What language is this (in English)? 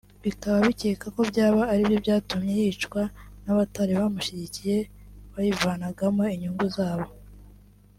Kinyarwanda